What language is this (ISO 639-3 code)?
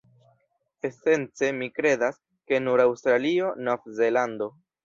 epo